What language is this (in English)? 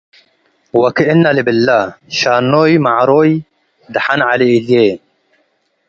Tigre